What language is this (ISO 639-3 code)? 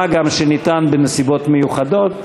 heb